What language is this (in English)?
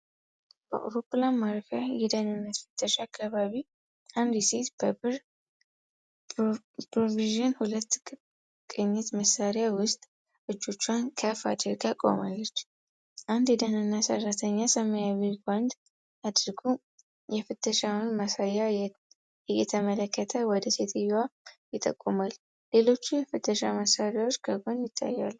Amharic